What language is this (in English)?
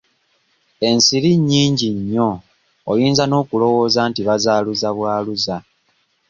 Ganda